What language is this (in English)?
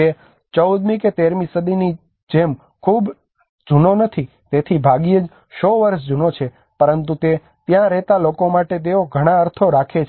Gujarati